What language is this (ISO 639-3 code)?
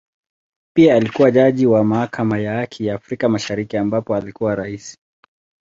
swa